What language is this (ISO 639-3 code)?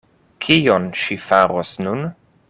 epo